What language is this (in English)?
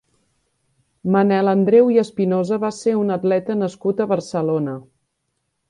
Catalan